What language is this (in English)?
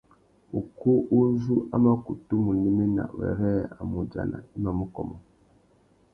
Tuki